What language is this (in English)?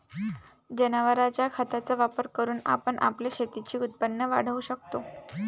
Marathi